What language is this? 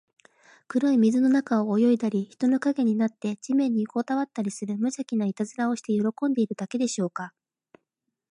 Japanese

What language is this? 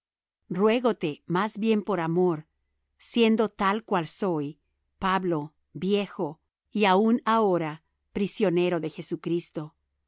Spanish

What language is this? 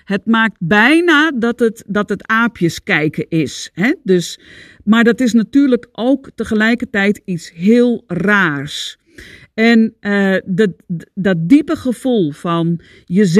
Dutch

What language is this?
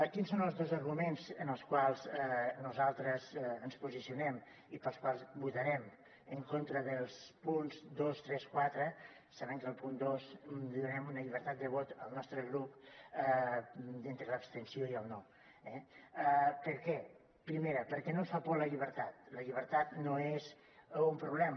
Catalan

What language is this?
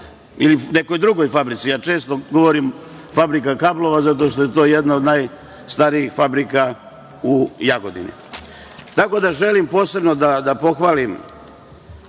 Serbian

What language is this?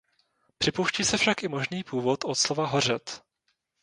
Czech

